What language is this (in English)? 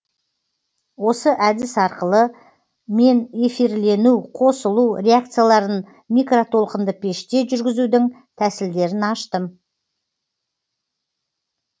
Kazakh